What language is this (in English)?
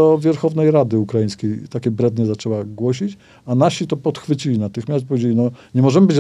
Polish